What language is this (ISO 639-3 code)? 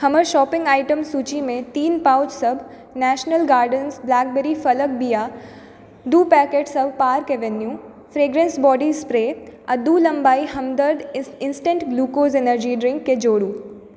mai